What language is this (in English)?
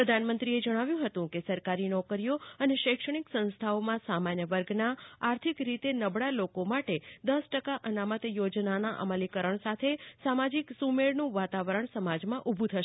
Gujarati